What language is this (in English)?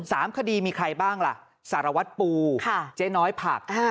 Thai